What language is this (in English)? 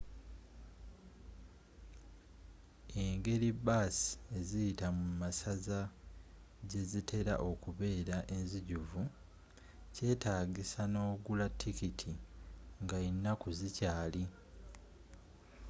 Ganda